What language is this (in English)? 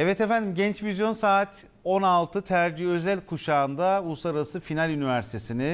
Turkish